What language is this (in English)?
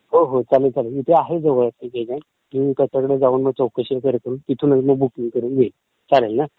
Marathi